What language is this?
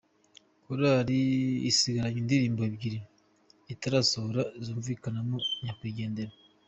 Kinyarwanda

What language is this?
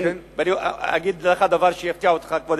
Hebrew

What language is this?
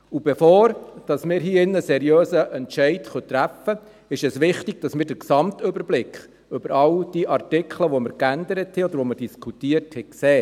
Swiss German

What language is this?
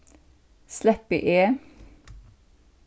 Faroese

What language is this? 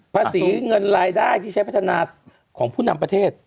Thai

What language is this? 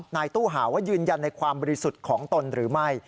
Thai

